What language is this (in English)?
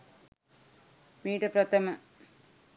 Sinhala